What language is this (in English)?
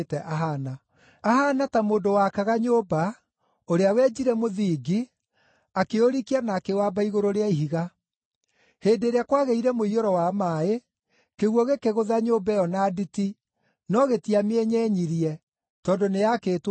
Kikuyu